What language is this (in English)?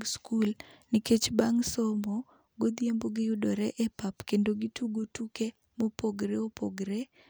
Luo (Kenya and Tanzania)